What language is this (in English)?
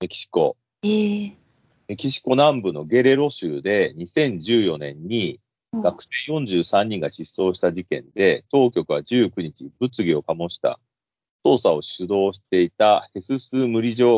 Japanese